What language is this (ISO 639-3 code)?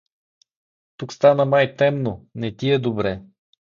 bul